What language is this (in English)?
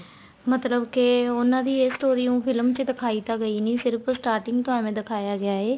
Punjabi